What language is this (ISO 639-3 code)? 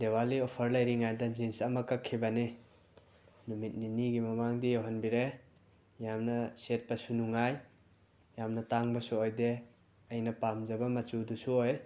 mni